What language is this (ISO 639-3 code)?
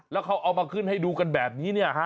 tha